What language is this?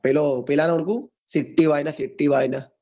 Gujarati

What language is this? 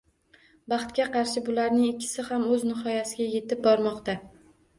Uzbek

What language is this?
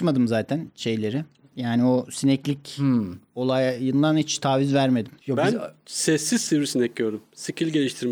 Turkish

